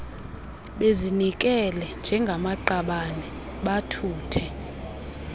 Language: Xhosa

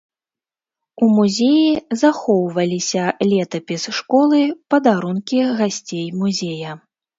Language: Belarusian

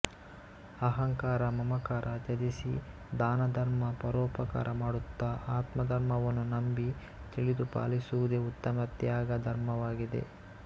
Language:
Kannada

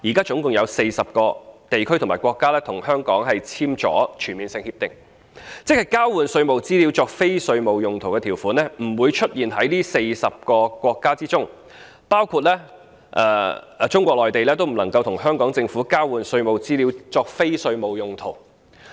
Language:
Cantonese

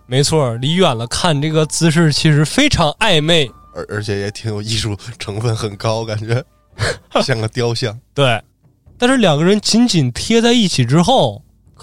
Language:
Chinese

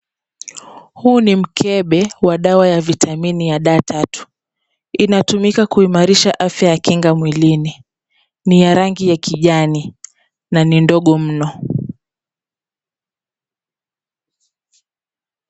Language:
Swahili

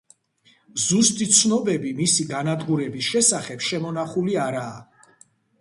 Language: Georgian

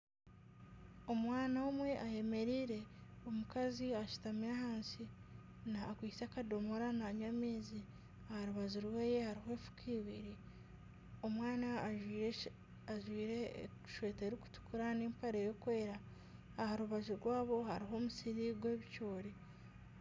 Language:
Nyankole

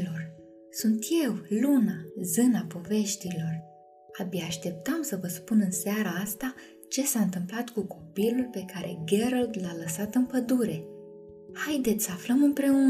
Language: Romanian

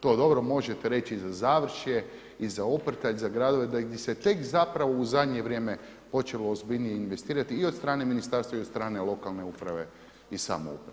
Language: Croatian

